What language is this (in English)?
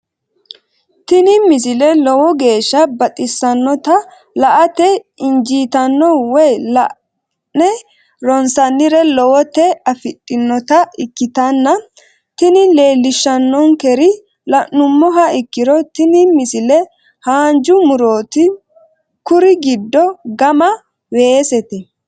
Sidamo